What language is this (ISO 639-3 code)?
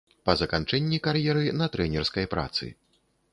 bel